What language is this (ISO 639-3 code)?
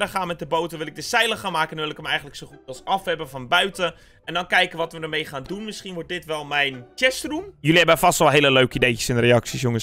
nld